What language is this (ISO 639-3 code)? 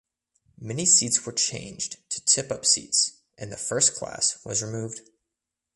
eng